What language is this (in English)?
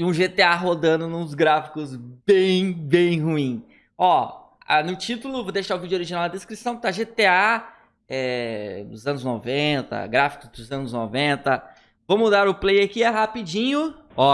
Portuguese